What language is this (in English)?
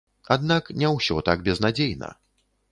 Belarusian